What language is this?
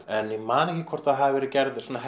Icelandic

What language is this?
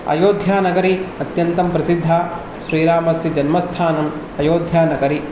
Sanskrit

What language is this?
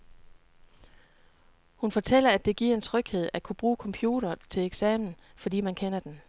Danish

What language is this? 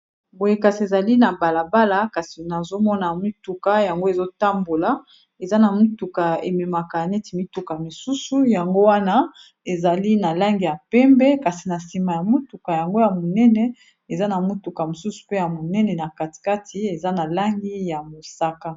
Lingala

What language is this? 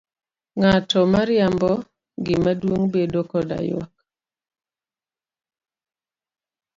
Luo (Kenya and Tanzania)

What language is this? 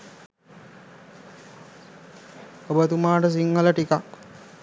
Sinhala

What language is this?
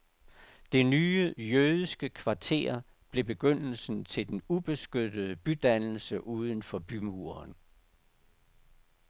Danish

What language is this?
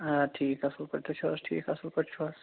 Kashmiri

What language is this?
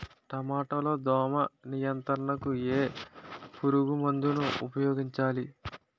Telugu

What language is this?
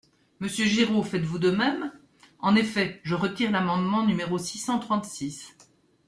French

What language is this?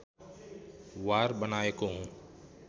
Nepali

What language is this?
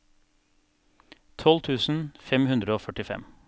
Norwegian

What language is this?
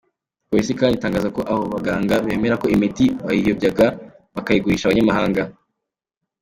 Kinyarwanda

